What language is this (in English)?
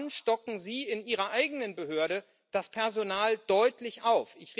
German